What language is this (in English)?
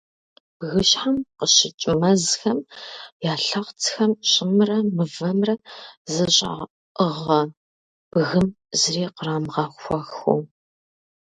Kabardian